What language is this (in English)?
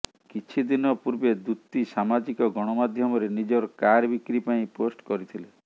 Odia